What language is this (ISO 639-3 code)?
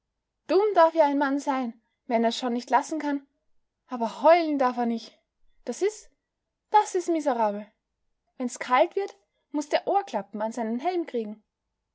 deu